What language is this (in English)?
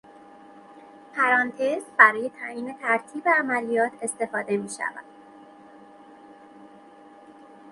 Persian